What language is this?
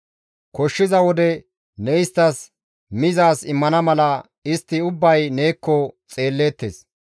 Gamo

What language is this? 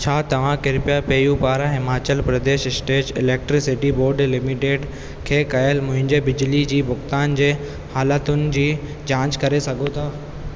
Sindhi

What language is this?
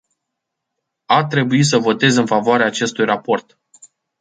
Romanian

